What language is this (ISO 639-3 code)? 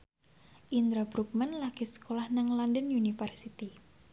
jav